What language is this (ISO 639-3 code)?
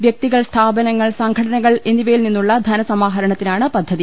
mal